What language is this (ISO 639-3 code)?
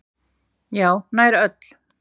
isl